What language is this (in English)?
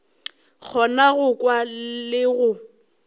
Northern Sotho